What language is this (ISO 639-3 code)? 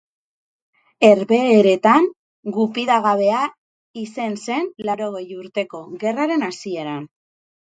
eus